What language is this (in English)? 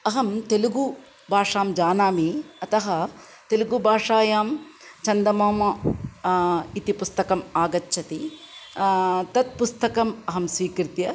Sanskrit